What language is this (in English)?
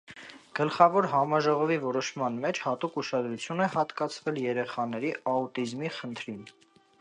Armenian